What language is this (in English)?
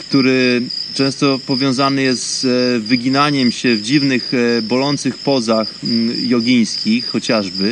Polish